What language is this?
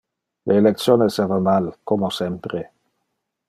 Interlingua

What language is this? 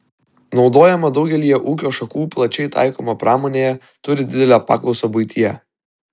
Lithuanian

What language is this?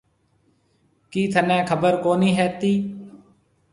Marwari (Pakistan)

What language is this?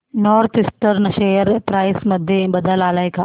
Marathi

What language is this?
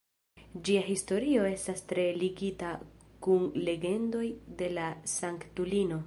Esperanto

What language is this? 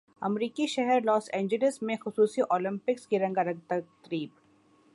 Urdu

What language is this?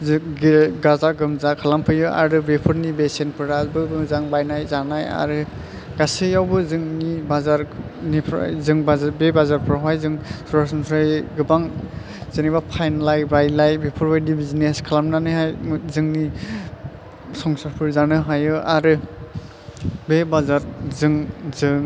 Bodo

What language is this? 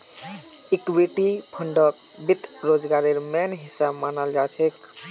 Magahi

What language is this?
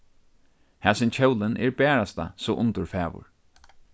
Faroese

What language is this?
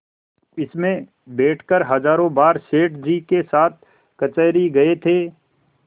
Hindi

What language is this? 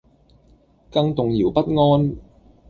Cantonese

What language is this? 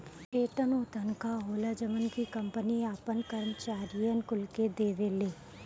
Bhojpuri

